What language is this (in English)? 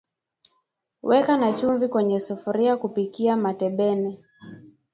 Swahili